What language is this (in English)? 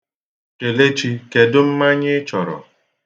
Igbo